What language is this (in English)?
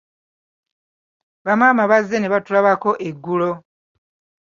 Ganda